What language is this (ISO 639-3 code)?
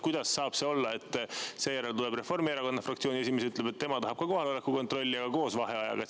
est